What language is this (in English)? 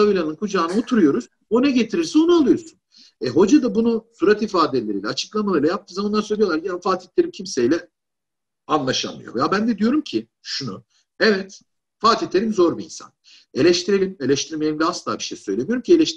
Turkish